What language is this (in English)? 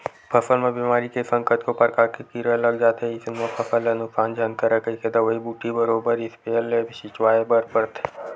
Chhattisgarhi